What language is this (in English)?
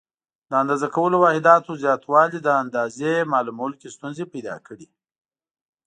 Pashto